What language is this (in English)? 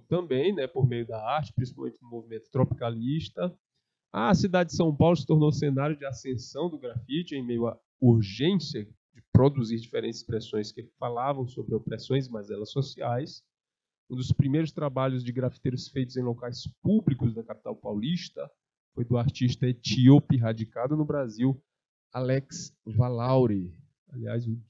Portuguese